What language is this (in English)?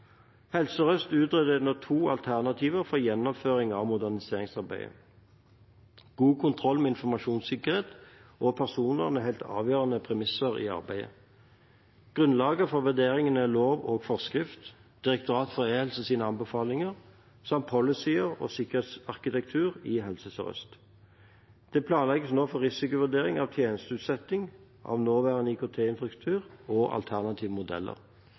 Norwegian Bokmål